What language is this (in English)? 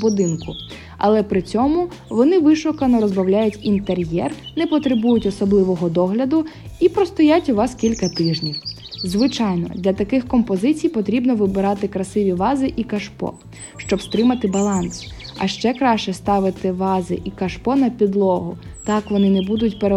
Ukrainian